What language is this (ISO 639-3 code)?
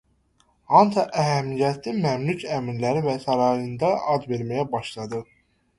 aze